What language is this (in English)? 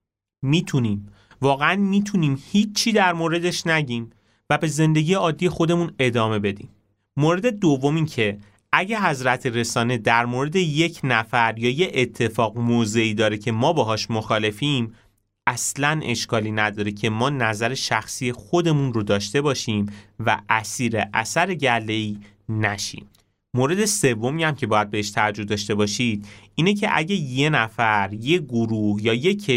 Persian